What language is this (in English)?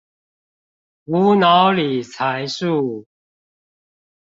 Chinese